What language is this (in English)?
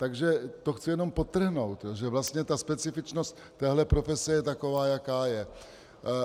Czech